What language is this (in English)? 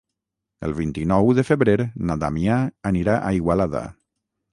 Catalan